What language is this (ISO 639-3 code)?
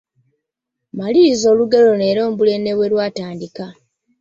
lug